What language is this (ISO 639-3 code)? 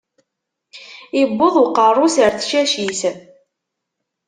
kab